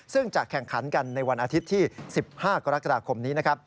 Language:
Thai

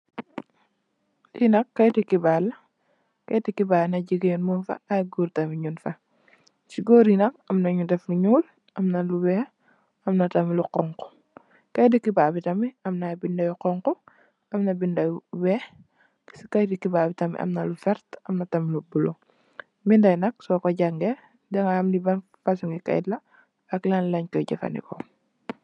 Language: Wolof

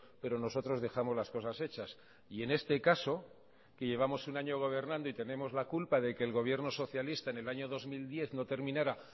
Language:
Spanish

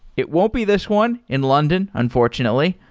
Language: English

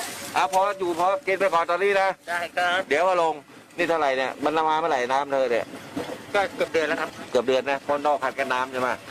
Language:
Thai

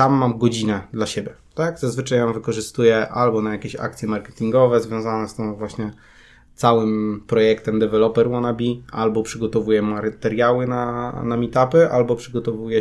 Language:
Polish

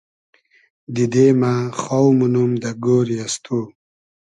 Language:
Hazaragi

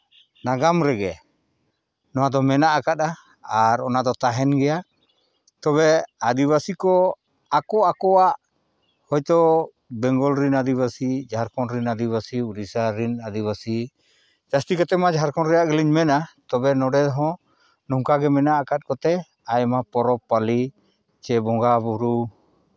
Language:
Santali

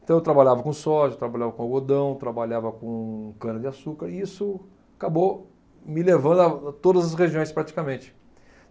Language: Portuguese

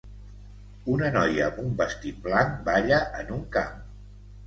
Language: Catalan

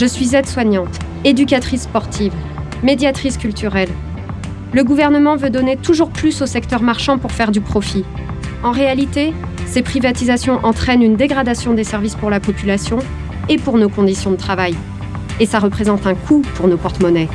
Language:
French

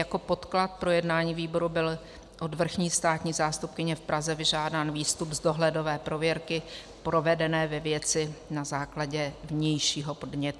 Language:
Czech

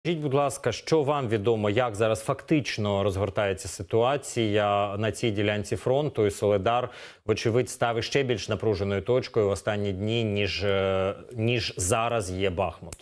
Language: Ukrainian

